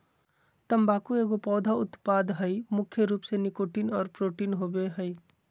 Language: Magahi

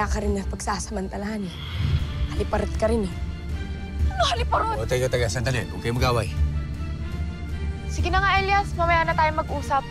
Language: Filipino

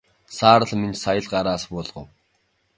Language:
Mongolian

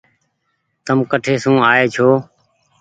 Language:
Goaria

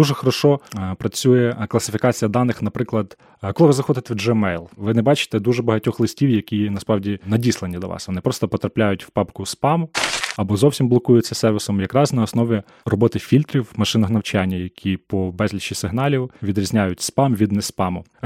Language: Ukrainian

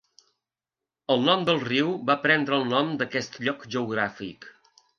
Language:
Catalan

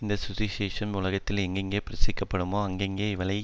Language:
Tamil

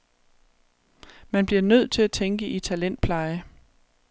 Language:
Danish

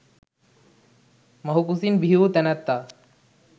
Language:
Sinhala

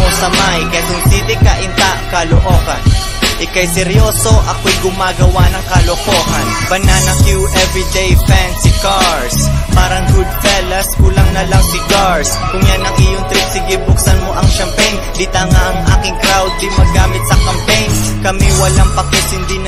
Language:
Filipino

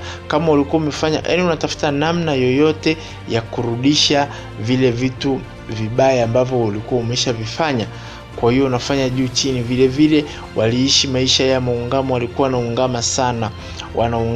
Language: Swahili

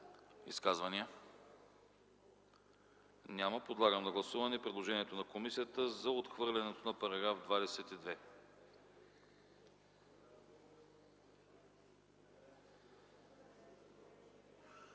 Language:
Bulgarian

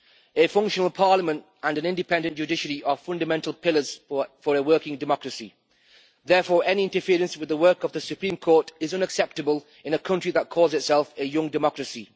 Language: English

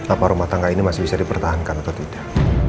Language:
Indonesian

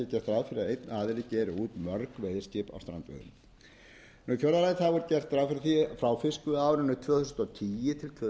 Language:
Icelandic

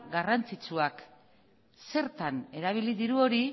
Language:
Basque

